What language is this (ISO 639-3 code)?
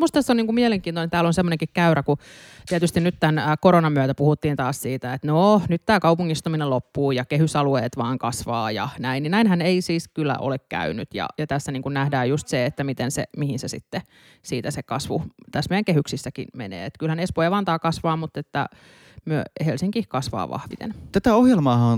fin